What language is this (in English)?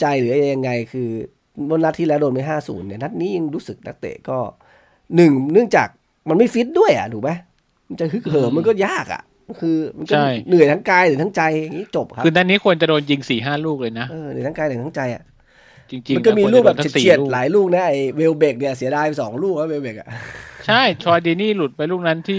Thai